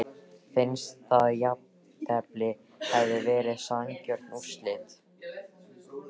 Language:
Icelandic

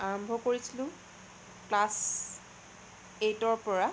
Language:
Assamese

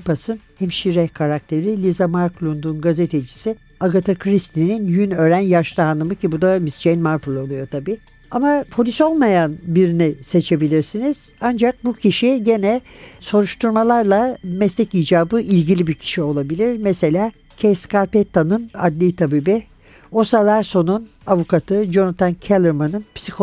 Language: Turkish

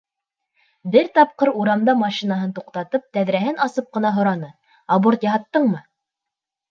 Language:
Bashkir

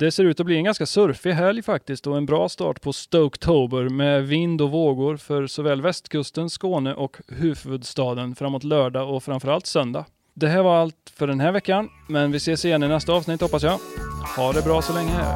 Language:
Swedish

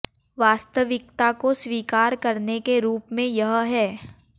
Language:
Hindi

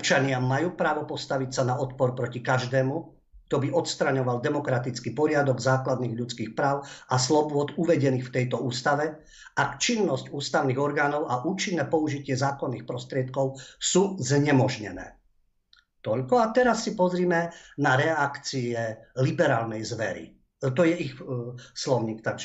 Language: Slovak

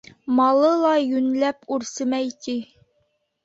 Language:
Bashkir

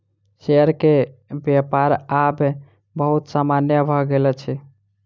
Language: Maithili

